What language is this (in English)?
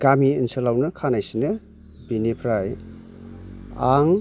Bodo